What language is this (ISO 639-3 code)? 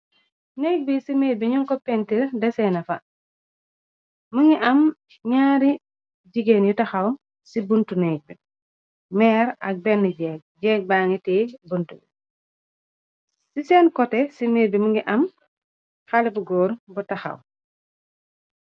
wol